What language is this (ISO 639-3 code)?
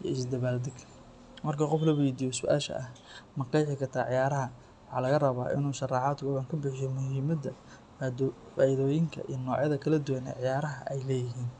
som